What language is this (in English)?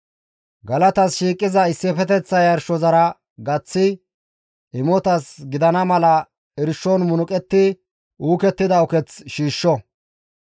Gamo